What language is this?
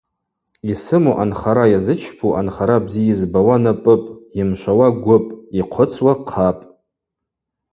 Abaza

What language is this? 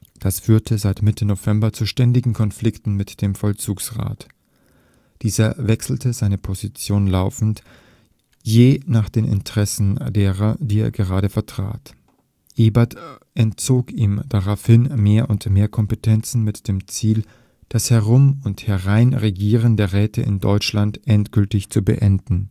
German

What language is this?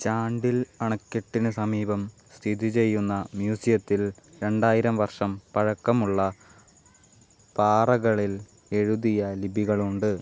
Malayalam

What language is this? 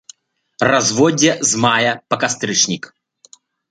Belarusian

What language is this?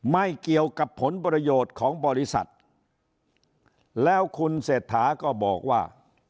Thai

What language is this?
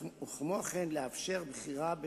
Hebrew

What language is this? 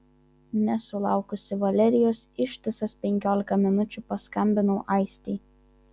Lithuanian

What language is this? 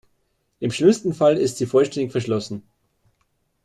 German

